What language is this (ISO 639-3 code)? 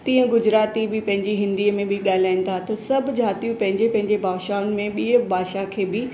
snd